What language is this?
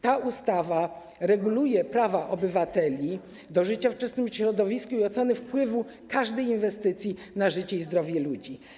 Polish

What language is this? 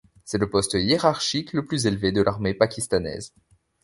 French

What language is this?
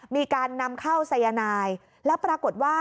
Thai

